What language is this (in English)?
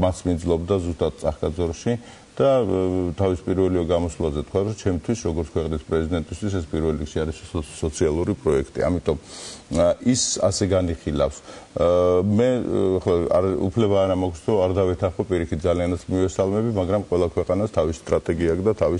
Romanian